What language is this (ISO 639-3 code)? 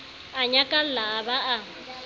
sot